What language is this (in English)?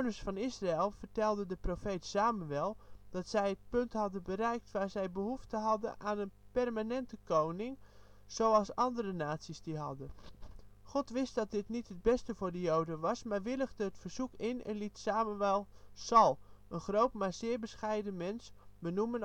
Dutch